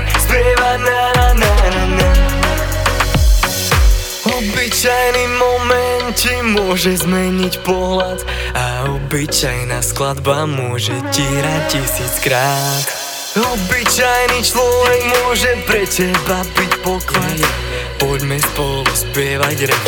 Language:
Slovak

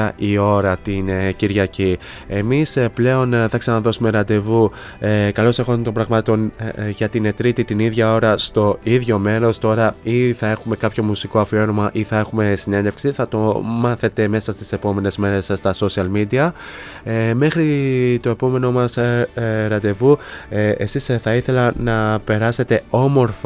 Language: Greek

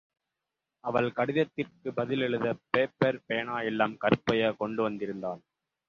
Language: Tamil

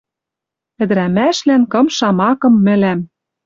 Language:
Western Mari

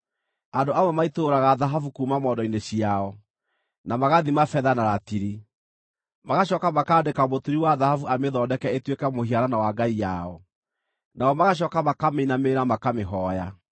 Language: Kikuyu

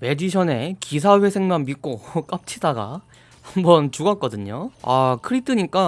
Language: Korean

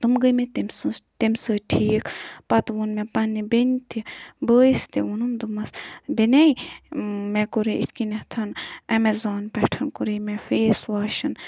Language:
Kashmiri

